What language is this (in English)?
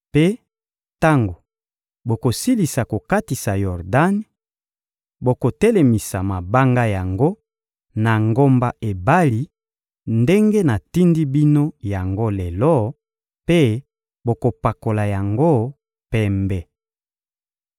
Lingala